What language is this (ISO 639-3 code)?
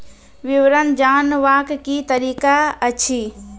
mai